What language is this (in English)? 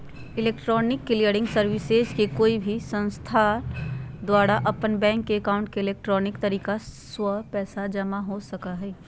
Magahi